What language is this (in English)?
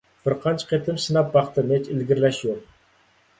Uyghur